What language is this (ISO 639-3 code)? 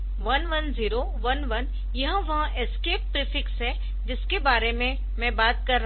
hin